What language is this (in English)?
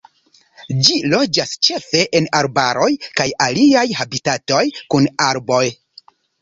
Esperanto